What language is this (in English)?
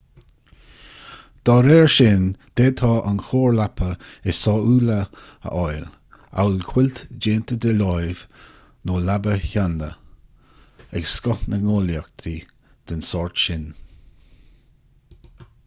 Irish